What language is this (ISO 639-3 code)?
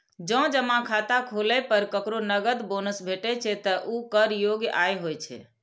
mai